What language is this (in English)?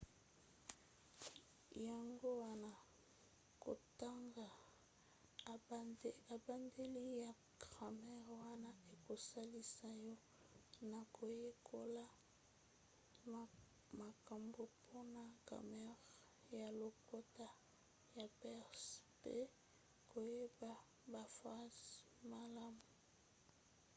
Lingala